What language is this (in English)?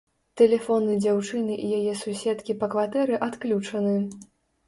Belarusian